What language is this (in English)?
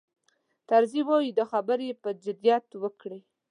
Pashto